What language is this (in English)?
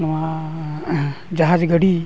Santali